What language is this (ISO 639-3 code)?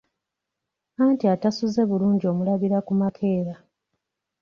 lug